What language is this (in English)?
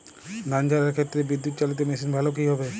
Bangla